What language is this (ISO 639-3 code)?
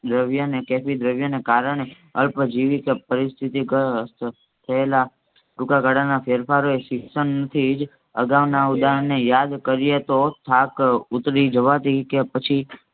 guj